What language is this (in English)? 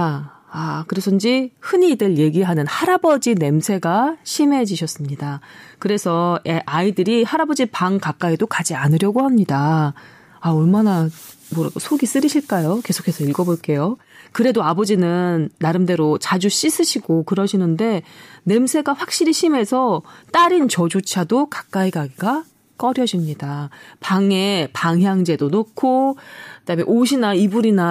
Korean